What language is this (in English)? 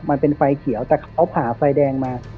Thai